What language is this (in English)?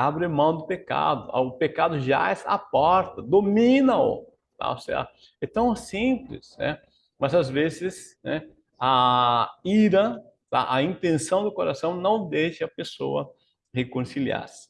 Portuguese